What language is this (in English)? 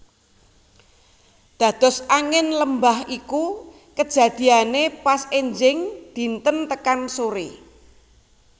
Javanese